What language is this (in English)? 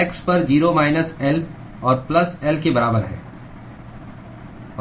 Hindi